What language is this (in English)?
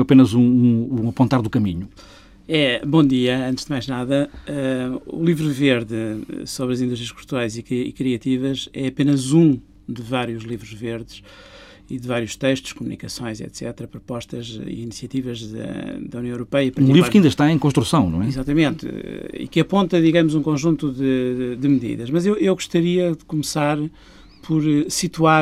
Portuguese